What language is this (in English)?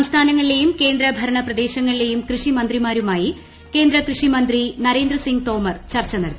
Malayalam